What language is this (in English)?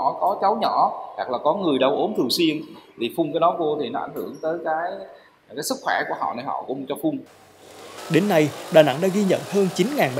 Vietnamese